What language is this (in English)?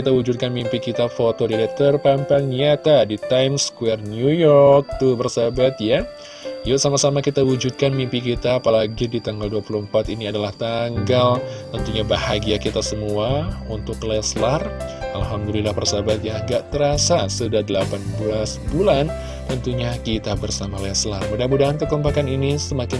Indonesian